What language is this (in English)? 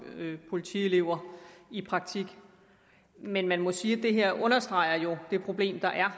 Danish